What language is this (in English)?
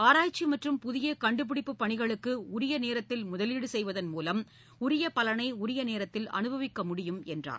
Tamil